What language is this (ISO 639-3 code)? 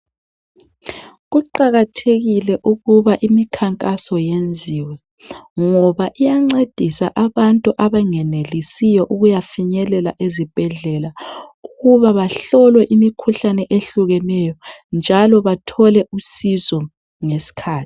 nde